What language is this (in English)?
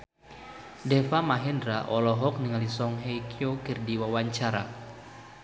Sundanese